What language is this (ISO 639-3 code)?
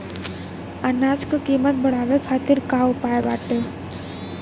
bho